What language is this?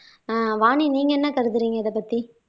Tamil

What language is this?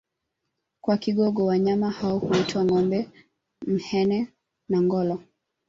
Swahili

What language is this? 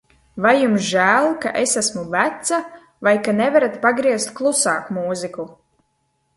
Latvian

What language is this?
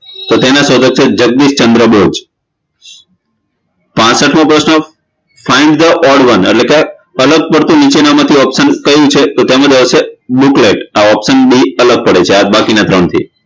Gujarati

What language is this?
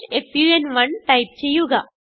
Malayalam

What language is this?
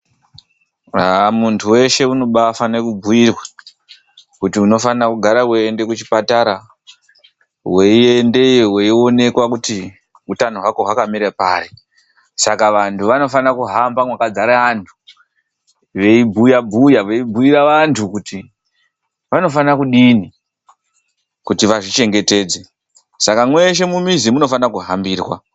Ndau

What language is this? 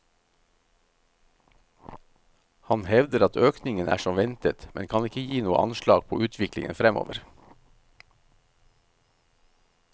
Norwegian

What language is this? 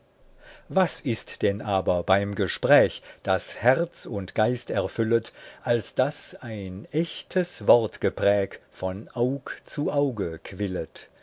German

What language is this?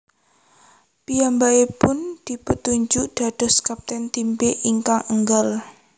Javanese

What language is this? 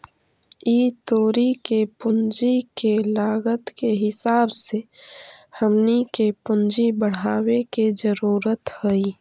Magahi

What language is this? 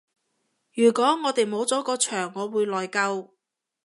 Cantonese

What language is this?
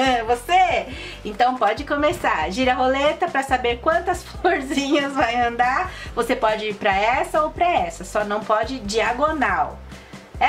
Portuguese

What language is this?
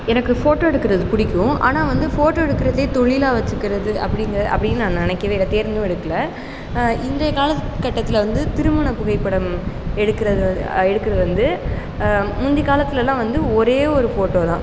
Tamil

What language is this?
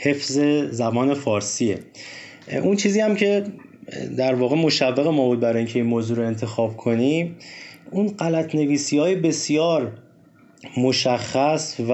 Persian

